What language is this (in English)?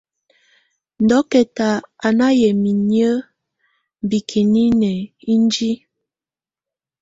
Tunen